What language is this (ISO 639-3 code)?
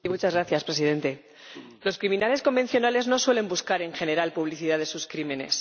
spa